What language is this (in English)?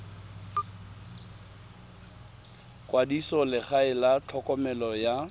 Tswana